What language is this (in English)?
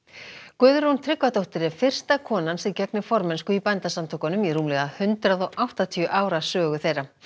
Icelandic